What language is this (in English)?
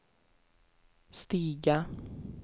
Swedish